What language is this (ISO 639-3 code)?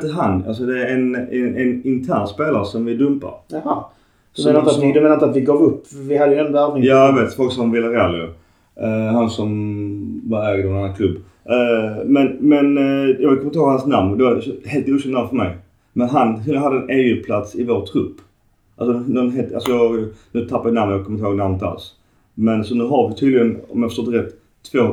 swe